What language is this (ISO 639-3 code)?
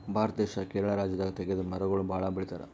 kan